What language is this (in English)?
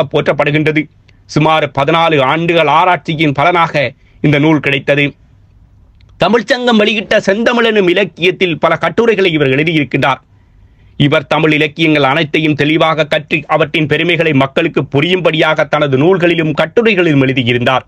Thai